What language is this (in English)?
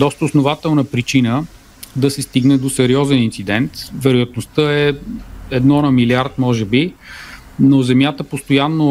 Bulgarian